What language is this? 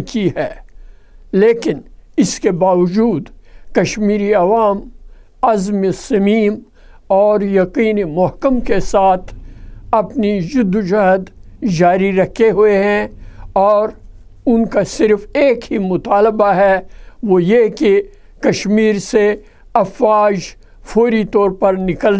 Urdu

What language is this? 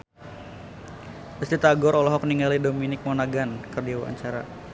Sundanese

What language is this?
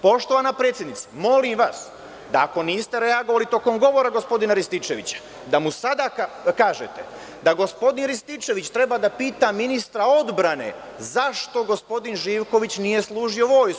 Serbian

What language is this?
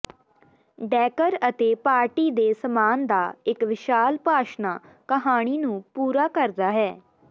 Punjabi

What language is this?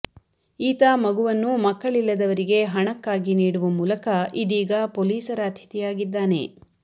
Kannada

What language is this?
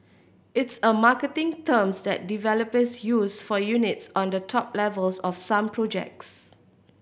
English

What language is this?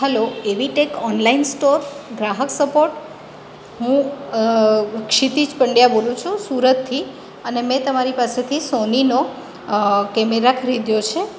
Gujarati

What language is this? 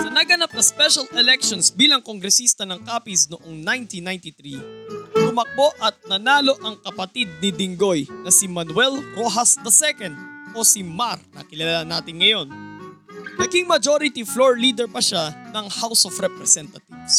Filipino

